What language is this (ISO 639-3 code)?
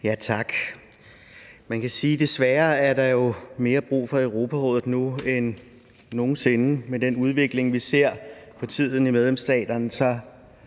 dan